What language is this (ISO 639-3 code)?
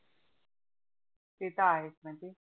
mar